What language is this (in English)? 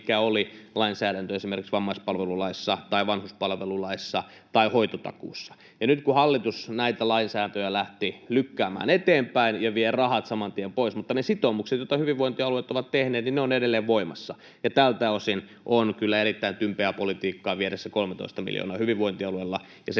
Finnish